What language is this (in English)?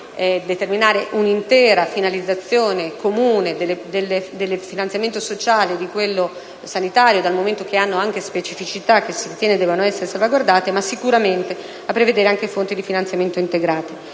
Italian